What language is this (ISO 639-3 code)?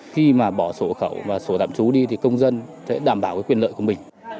vie